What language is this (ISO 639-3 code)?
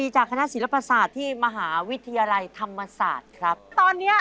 tha